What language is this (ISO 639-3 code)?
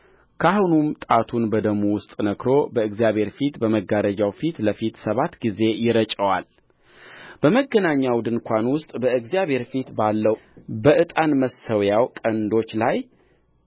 amh